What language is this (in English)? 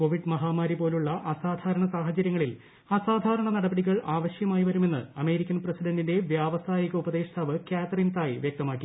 Malayalam